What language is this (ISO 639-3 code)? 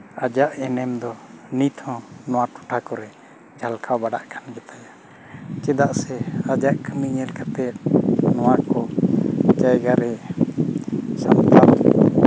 sat